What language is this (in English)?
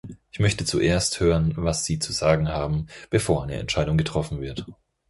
German